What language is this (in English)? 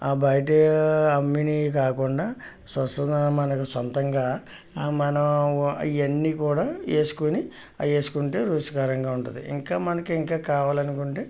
Telugu